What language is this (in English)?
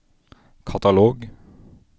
Norwegian